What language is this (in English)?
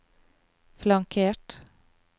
Norwegian